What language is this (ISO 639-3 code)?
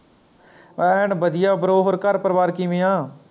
pan